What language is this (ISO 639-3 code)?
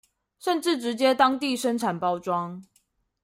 zho